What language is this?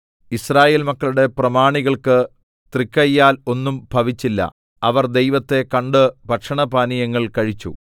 Malayalam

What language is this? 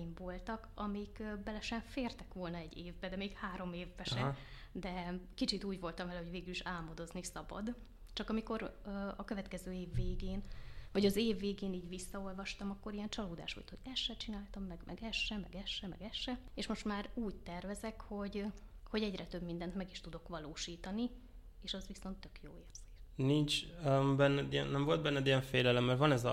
Hungarian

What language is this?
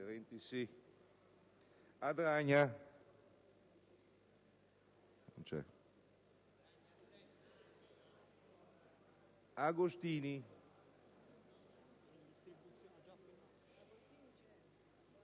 Italian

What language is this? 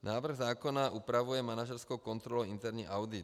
Czech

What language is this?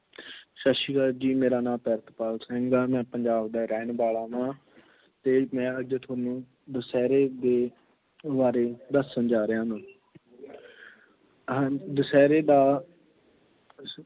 Punjabi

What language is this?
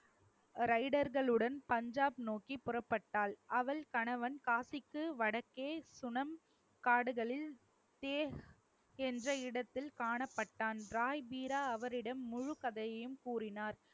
Tamil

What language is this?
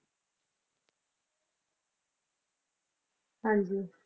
Punjabi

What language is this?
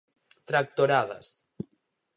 Galician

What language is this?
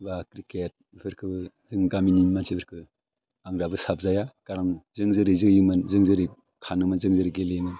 Bodo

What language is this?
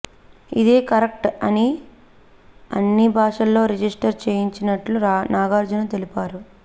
Telugu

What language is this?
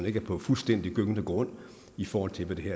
Danish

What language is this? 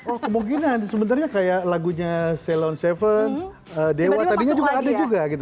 Indonesian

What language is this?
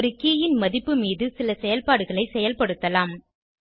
Tamil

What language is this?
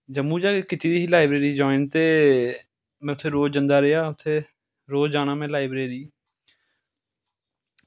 Dogri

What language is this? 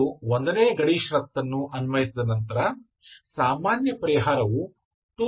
Kannada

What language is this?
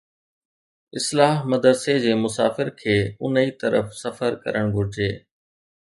Sindhi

